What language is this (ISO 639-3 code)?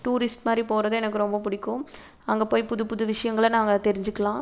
tam